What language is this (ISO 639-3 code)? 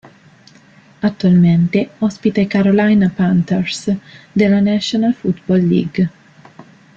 ita